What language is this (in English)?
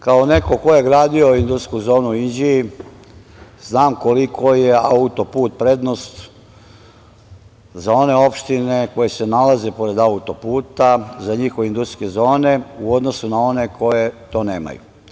Serbian